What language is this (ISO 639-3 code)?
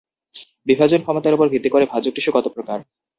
ben